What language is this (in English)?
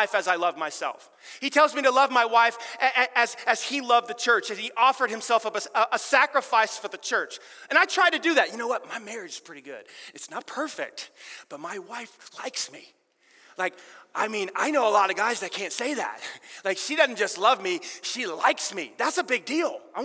English